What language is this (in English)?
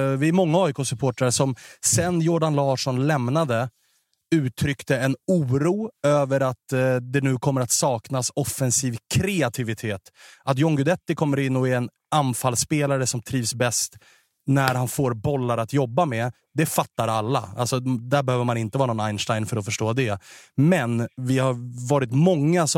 Swedish